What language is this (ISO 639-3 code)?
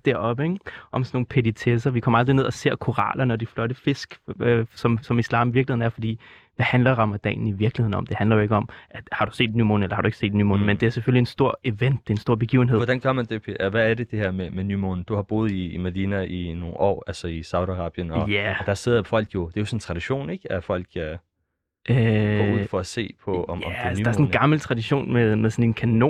dan